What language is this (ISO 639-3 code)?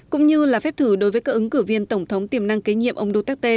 vie